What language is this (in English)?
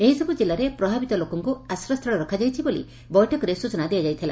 Odia